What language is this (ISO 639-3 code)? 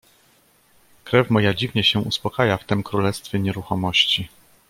pol